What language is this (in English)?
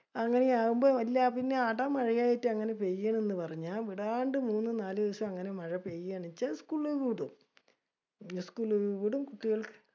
Malayalam